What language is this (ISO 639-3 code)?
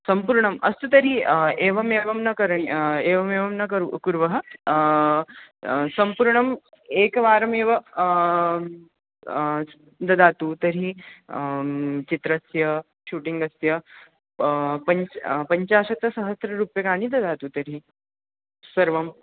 san